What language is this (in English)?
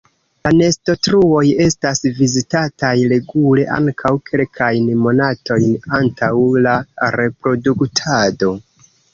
Esperanto